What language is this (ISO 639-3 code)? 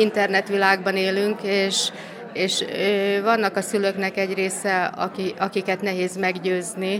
hun